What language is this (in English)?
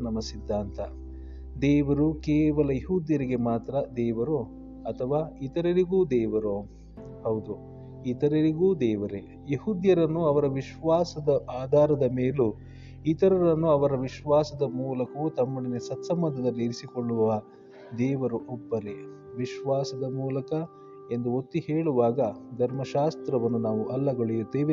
Kannada